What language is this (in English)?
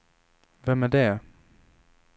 Swedish